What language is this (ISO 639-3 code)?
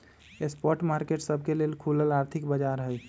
mag